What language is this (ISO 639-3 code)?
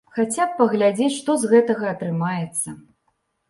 bel